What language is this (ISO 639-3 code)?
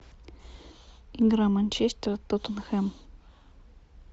rus